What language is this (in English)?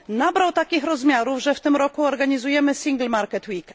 Polish